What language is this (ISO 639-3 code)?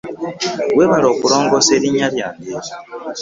lug